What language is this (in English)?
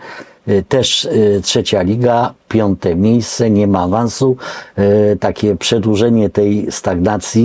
Polish